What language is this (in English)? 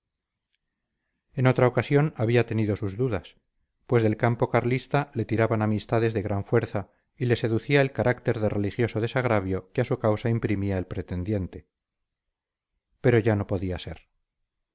Spanish